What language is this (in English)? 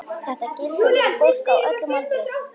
Icelandic